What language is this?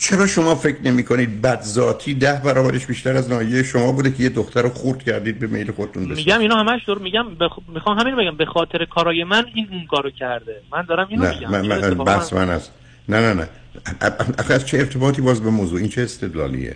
Persian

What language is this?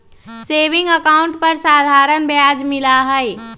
Magahi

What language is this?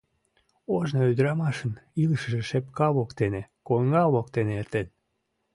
Mari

